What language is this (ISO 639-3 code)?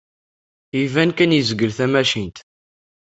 kab